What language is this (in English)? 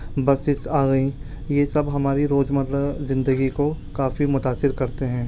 Urdu